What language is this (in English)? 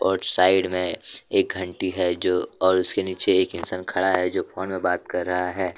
Hindi